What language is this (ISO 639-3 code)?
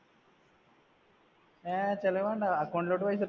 mal